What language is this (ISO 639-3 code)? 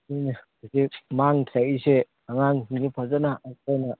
mni